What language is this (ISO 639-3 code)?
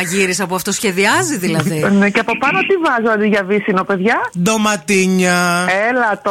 ell